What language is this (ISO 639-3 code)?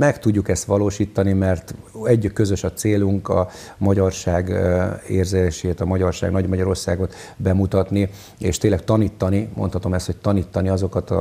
hun